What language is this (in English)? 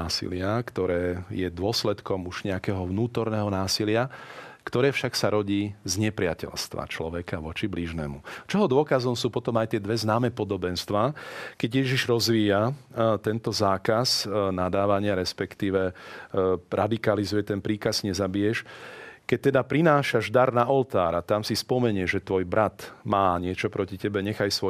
Slovak